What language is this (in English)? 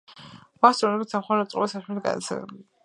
Georgian